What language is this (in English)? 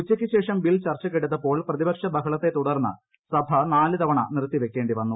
Malayalam